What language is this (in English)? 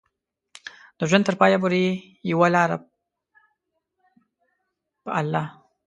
Pashto